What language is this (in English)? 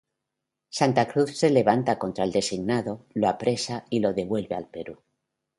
Spanish